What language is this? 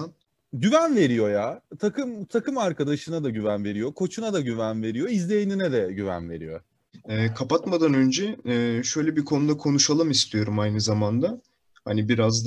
Turkish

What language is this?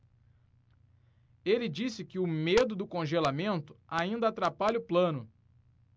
Portuguese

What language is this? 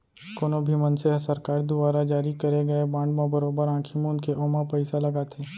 Chhattisgarhi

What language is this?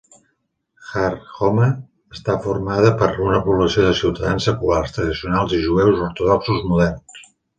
Catalan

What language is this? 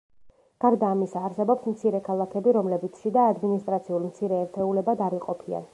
Georgian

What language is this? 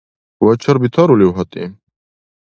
Dargwa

